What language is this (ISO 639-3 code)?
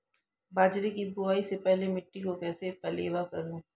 hin